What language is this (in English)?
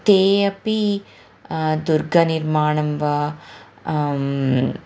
Sanskrit